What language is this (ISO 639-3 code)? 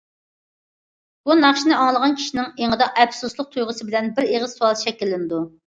uig